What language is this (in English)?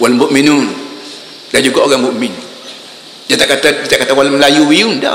Malay